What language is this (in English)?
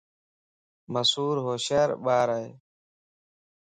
Lasi